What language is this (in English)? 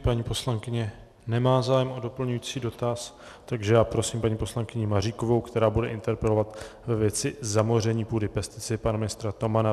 Czech